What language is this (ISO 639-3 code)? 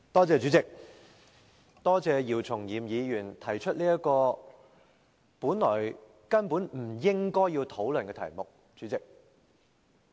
yue